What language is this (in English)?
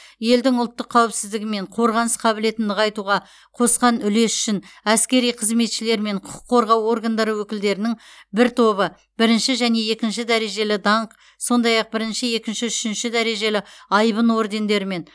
Kazakh